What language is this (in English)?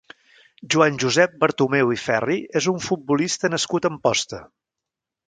Catalan